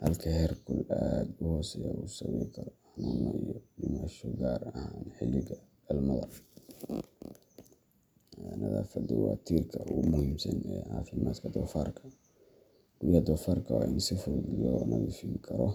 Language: Somali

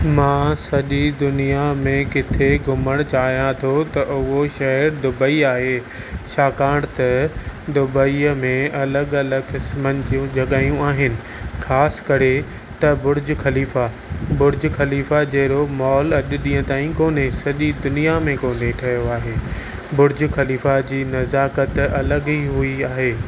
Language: Sindhi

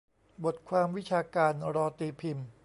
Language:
Thai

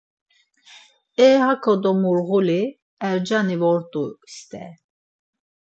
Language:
Laz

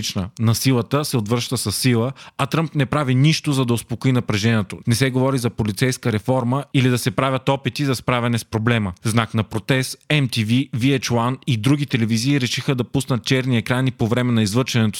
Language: Bulgarian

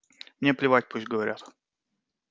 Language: Russian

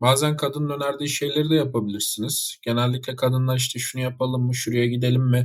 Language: Turkish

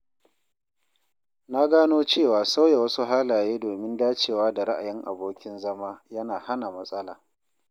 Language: Hausa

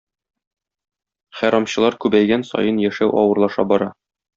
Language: Tatar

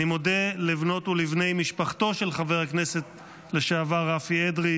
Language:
Hebrew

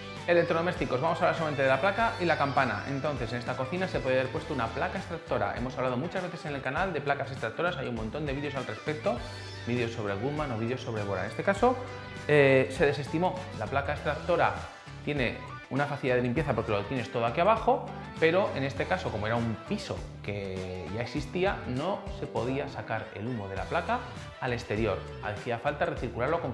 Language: Spanish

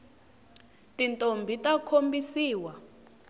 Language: Tsonga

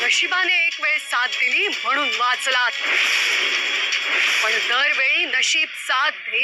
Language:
Hindi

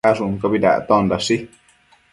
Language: Matsés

